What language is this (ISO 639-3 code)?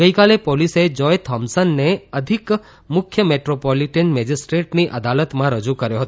guj